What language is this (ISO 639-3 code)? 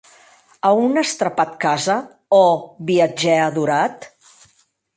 oci